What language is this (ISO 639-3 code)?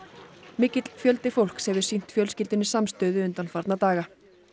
isl